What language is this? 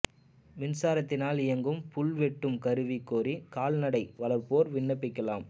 Tamil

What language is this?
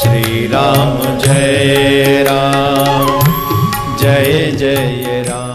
Romanian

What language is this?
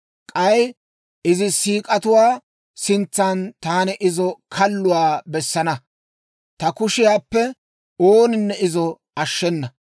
Dawro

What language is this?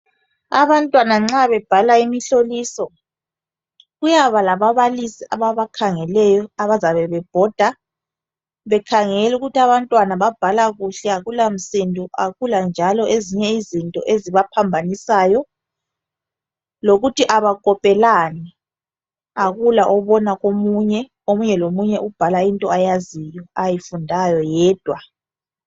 North Ndebele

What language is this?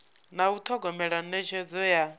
Venda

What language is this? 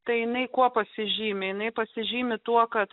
Lithuanian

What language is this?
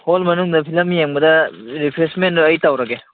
Manipuri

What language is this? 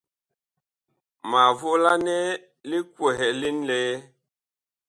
Bakoko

